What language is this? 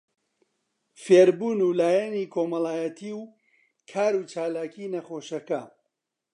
Central Kurdish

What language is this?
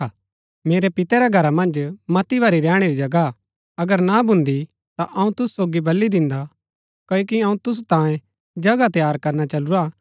Gaddi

